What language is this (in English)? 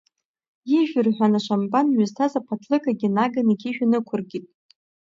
Abkhazian